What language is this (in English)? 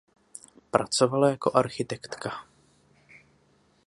Czech